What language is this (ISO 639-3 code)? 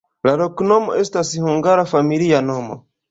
epo